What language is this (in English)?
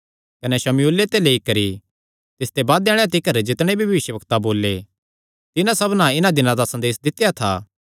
Kangri